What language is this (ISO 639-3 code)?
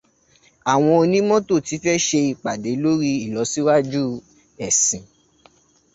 yor